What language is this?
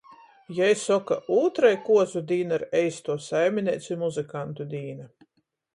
Latgalian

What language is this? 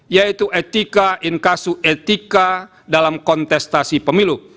Indonesian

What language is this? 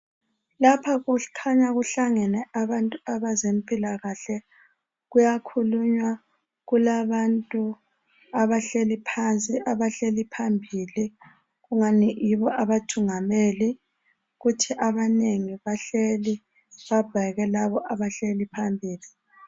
North Ndebele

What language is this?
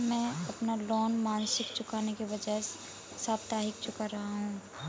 Hindi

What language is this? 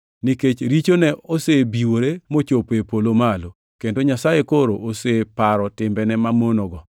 Luo (Kenya and Tanzania)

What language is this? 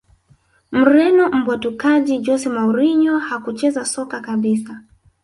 Swahili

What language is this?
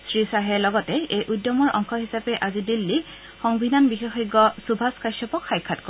Assamese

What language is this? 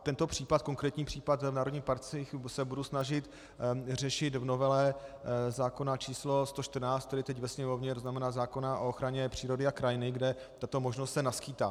Czech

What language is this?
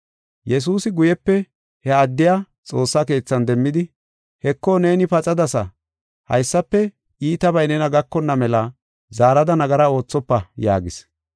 Gofa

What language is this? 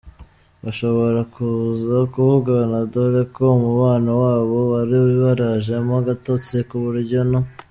Kinyarwanda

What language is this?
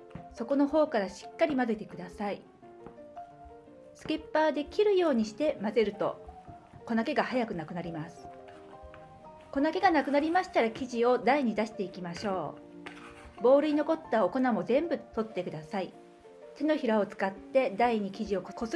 Japanese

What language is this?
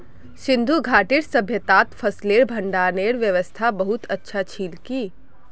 Magahi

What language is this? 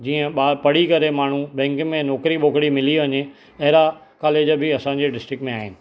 Sindhi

